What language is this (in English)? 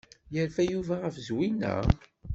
Kabyle